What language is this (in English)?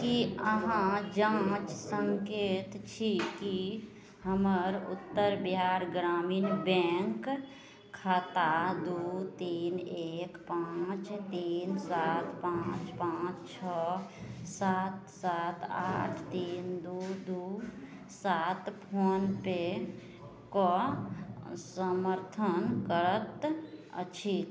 Maithili